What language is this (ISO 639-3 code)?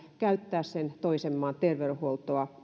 fin